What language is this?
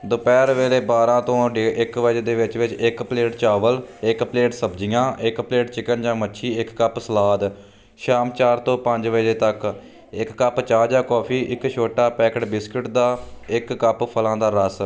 Punjabi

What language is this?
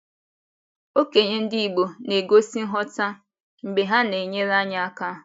Igbo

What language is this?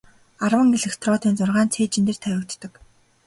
Mongolian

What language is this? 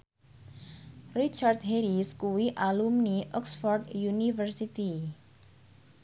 Javanese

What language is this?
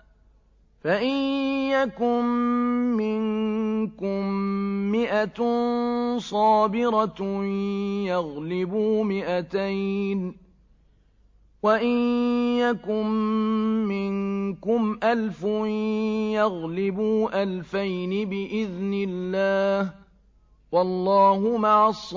Arabic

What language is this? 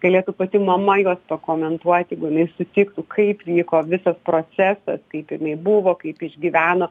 Lithuanian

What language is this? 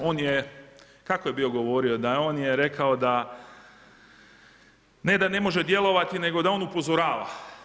Croatian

